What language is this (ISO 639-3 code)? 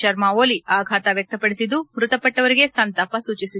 kan